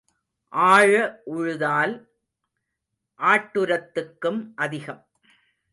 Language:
Tamil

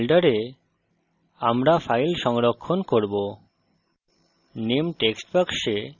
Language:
Bangla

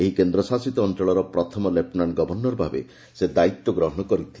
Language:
Odia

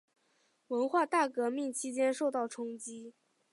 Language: Chinese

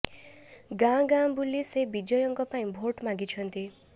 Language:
Odia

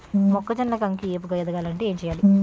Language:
Telugu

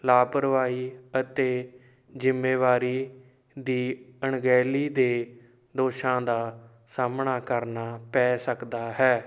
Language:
Punjabi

